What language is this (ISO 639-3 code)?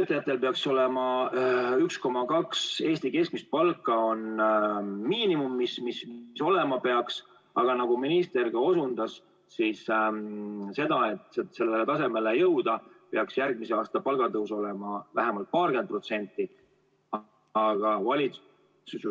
est